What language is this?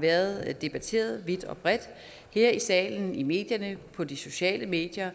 Danish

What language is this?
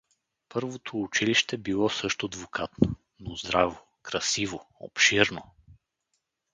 Bulgarian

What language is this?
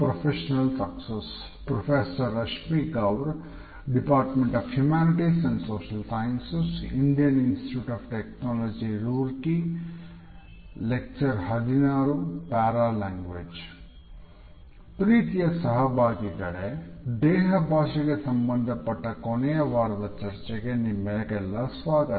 Kannada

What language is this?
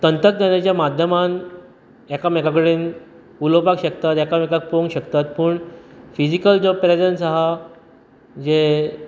Konkani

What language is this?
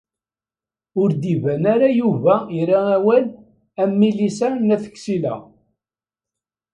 Kabyle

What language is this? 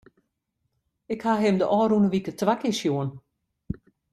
Western Frisian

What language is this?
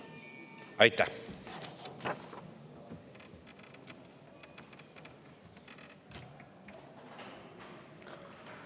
Estonian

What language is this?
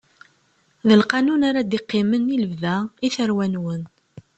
Kabyle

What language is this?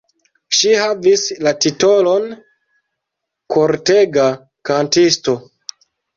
Esperanto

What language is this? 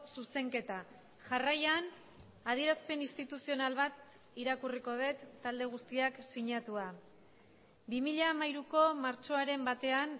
Basque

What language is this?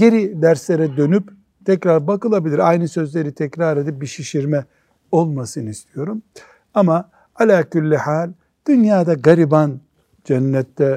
Turkish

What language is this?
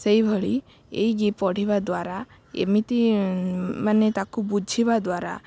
Odia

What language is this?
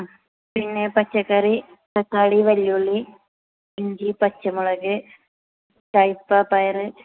Malayalam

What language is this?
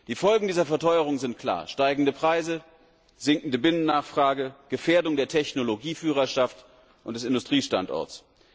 German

